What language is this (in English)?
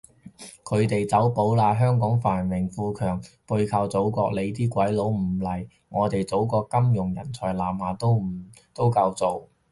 Cantonese